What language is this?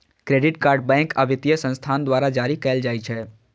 Maithili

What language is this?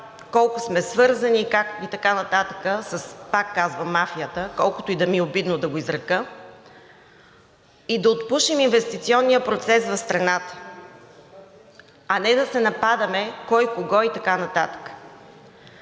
Bulgarian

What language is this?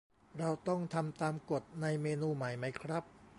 Thai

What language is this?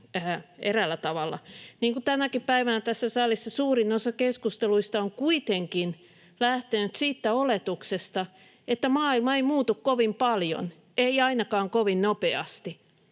Finnish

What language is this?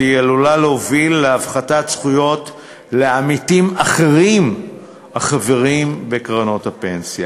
Hebrew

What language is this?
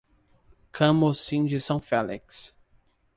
Portuguese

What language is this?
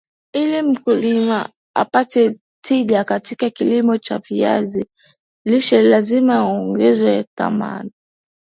Swahili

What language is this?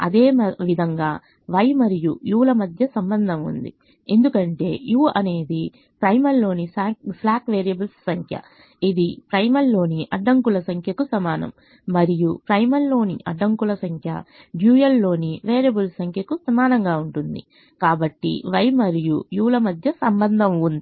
Telugu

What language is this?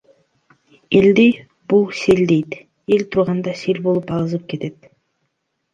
Kyrgyz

